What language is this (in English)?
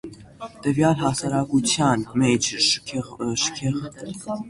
Armenian